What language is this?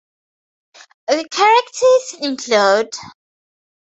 English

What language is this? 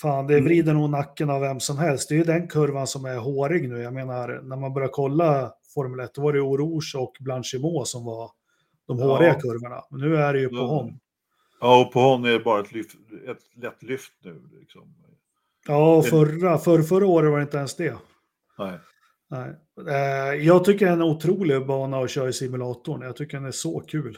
Swedish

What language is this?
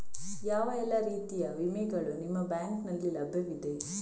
Kannada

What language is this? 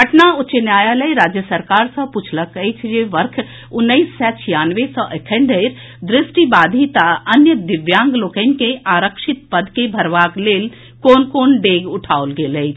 Maithili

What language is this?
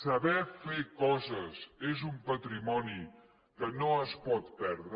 Catalan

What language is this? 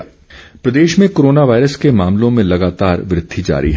Hindi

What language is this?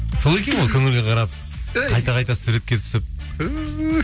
Kazakh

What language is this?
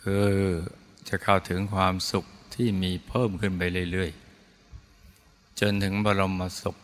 Thai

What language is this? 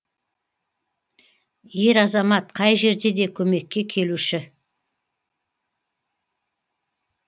Kazakh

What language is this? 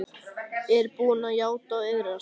Icelandic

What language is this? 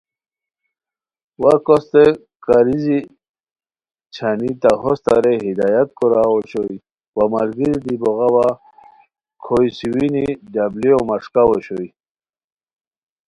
Khowar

